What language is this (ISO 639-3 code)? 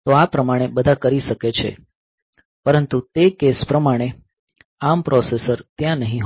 guj